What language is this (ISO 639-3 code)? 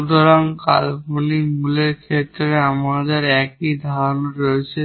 ben